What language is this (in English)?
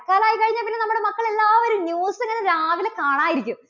Malayalam